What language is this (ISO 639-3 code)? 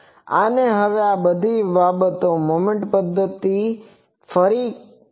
guj